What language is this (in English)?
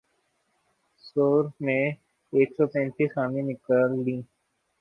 Urdu